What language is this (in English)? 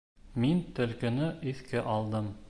Bashkir